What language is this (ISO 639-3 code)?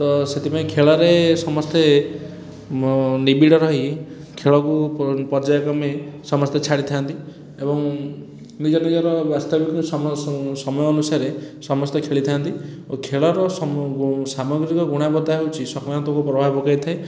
ori